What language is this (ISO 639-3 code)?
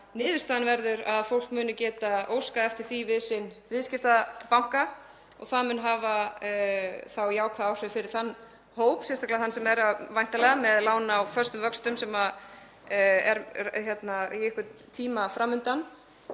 isl